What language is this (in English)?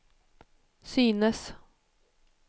Swedish